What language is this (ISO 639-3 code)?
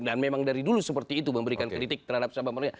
ind